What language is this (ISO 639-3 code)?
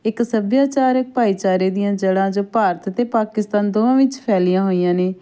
pan